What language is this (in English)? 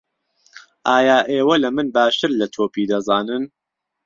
Central Kurdish